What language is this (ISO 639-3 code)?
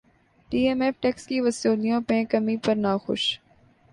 urd